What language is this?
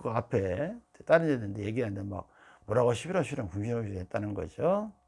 Korean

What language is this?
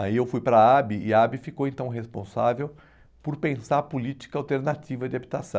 Portuguese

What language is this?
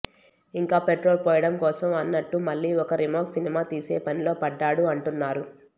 Telugu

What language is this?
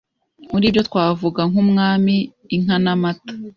Kinyarwanda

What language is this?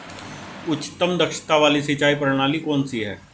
Hindi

